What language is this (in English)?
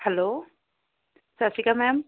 Punjabi